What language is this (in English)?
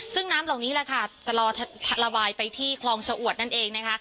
Thai